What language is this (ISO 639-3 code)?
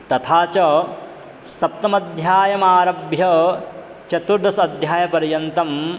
san